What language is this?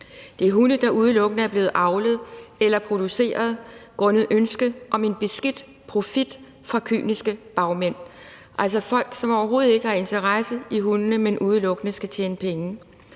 Danish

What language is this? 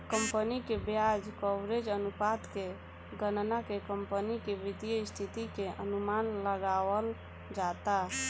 Bhojpuri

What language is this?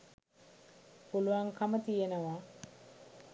Sinhala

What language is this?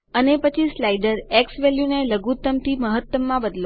Gujarati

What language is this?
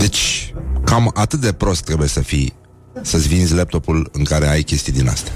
Romanian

